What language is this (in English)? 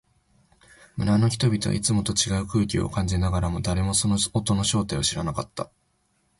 Japanese